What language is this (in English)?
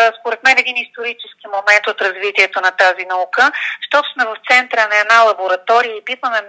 Bulgarian